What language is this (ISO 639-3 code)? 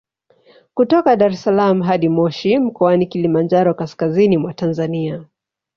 swa